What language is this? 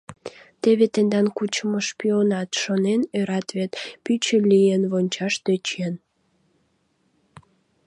Mari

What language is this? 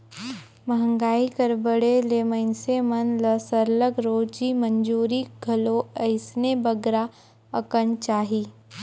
Chhattisgarhi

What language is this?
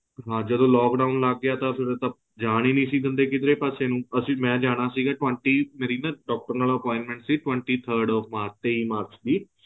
Punjabi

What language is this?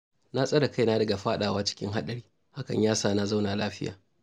Hausa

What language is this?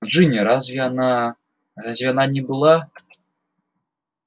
Russian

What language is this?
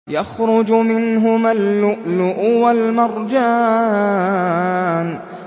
Arabic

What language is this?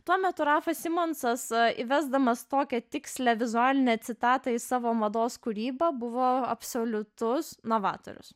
Lithuanian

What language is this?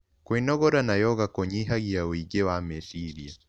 Kikuyu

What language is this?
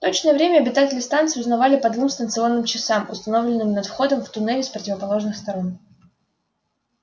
Russian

